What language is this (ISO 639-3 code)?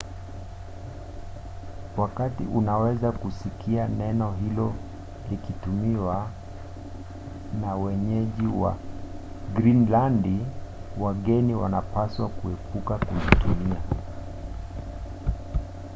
swa